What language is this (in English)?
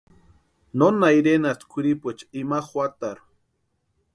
Western Highland Purepecha